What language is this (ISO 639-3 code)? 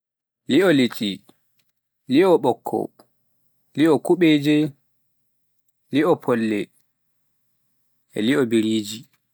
fuf